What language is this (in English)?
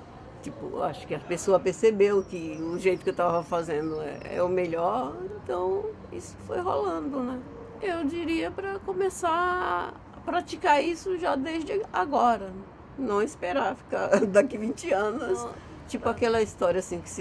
Portuguese